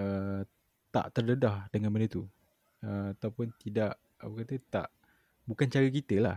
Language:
Malay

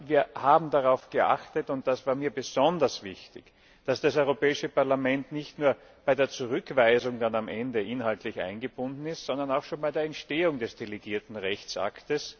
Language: German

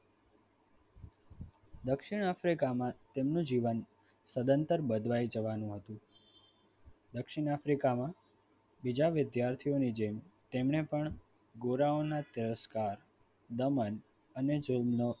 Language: Gujarati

